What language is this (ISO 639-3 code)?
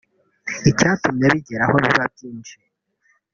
kin